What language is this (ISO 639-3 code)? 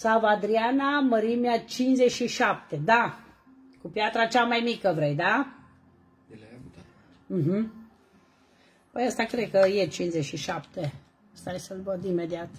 ron